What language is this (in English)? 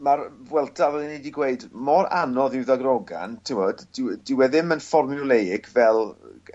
Welsh